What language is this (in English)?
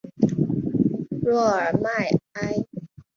Chinese